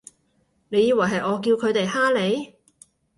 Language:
Cantonese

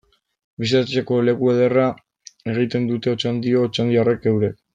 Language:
Basque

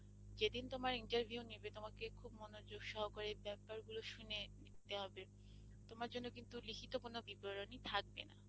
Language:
Bangla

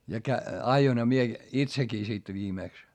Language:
Finnish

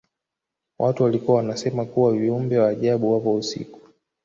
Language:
Swahili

